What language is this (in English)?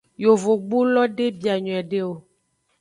Aja (Benin)